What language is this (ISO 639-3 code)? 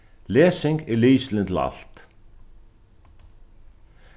fao